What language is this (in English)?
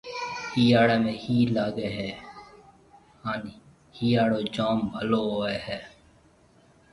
Marwari (Pakistan)